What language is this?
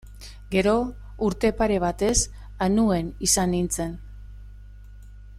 Basque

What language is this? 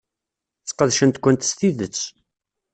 Kabyle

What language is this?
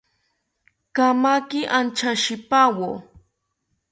South Ucayali Ashéninka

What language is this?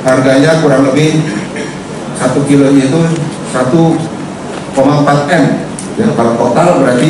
Indonesian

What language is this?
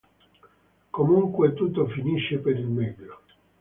Italian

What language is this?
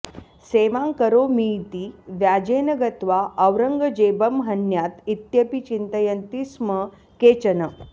Sanskrit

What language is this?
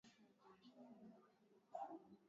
Swahili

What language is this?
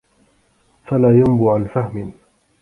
Arabic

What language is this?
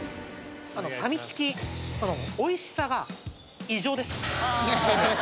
Japanese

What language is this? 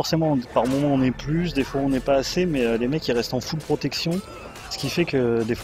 French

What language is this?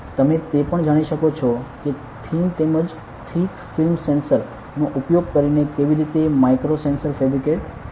Gujarati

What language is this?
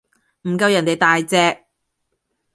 Cantonese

